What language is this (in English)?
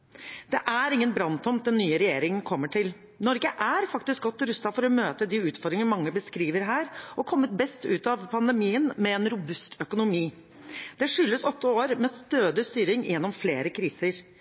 Norwegian Bokmål